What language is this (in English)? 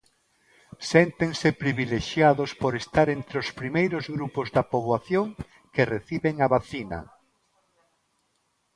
Galician